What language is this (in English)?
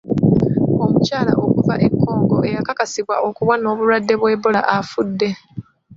Ganda